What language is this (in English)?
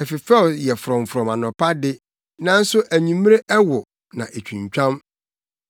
Akan